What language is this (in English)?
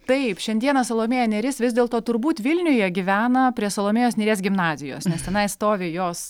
Lithuanian